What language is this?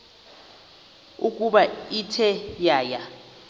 Xhosa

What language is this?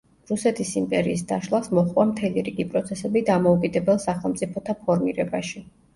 Georgian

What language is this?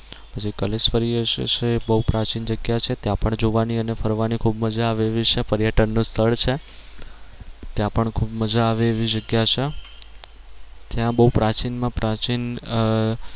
Gujarati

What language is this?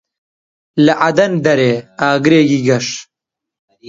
Central Kurdish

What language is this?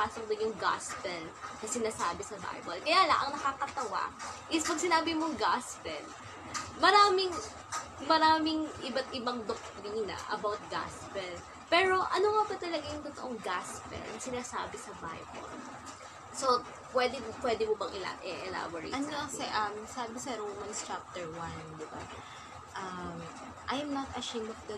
Filipino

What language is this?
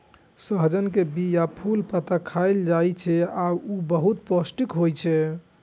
Maithili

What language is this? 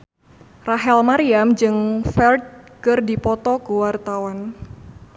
Sundanese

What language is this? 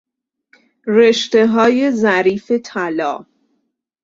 Persian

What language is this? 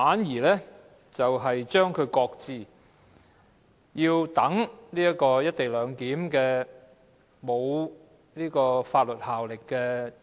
Cantonese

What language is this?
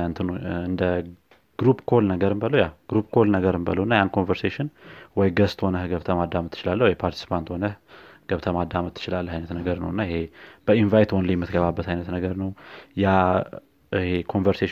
Amharic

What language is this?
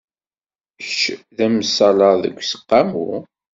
Kabyle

